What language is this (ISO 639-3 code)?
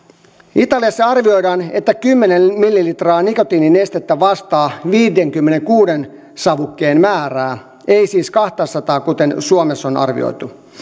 fin